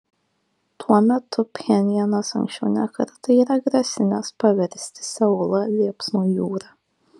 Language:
Lithuanian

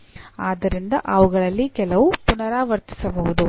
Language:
Kannada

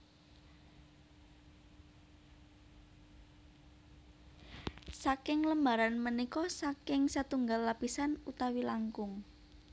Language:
Javanese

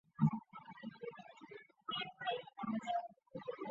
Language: Chinese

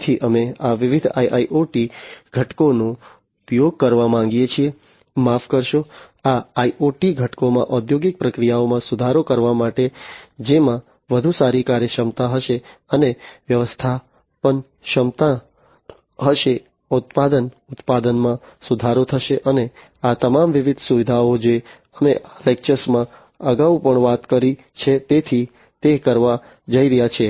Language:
Gujarati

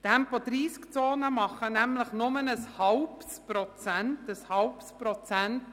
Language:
Swiss German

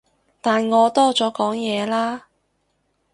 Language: Cantonese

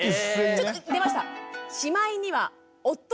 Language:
Japanese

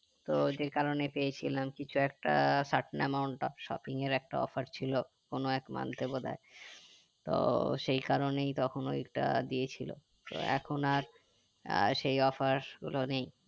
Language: Bangla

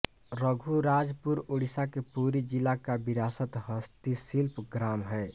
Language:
Hindi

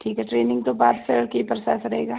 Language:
Punjabi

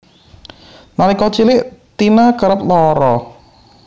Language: Javanese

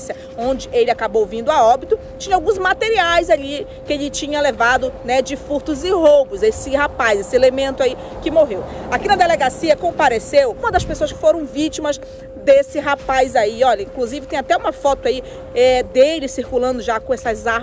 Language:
Portuguese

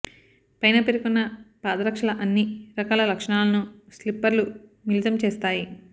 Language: Telugu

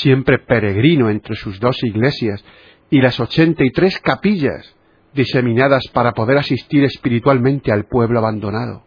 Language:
Spanish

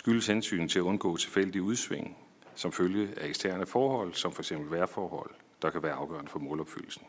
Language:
Danish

